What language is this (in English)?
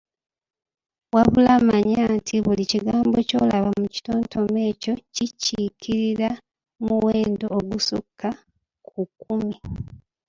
Ganda